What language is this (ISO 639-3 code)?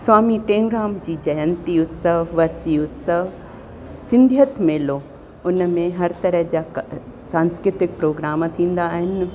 snd